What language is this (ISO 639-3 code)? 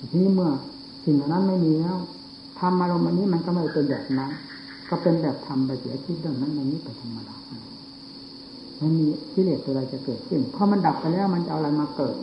tha